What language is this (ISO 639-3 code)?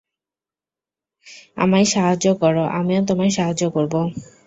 ben